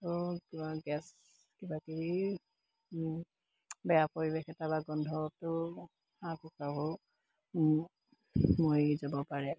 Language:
Assamese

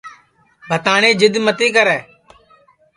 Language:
Sansi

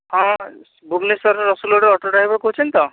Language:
Odia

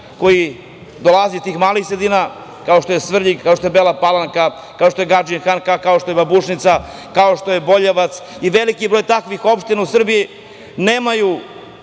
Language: Serbian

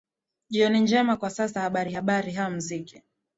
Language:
Swahili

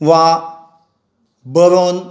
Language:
Konkani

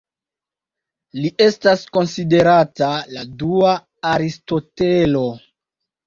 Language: Esperanto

